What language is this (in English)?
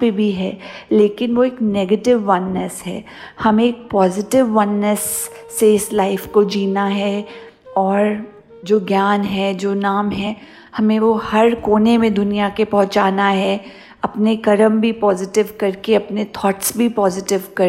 Hindi